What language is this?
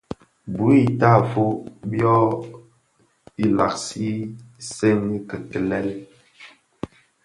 Bafia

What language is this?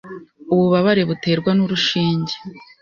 Kinyarwanda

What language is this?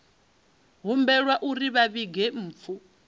Venda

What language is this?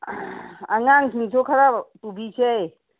Manipuri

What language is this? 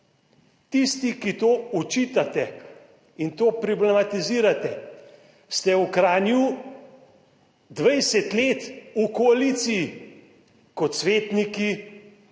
Slovenian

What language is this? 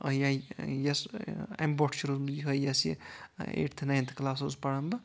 Kashmiri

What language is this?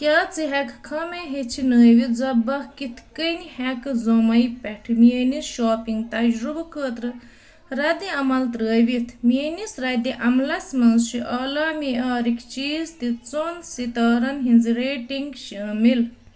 Kashmiri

